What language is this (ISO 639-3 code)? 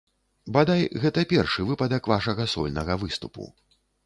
bel